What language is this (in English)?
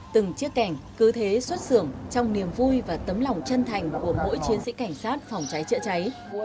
Vietnamese